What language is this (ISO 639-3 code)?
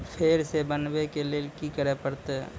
mai